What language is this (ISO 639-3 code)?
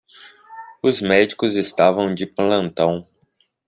por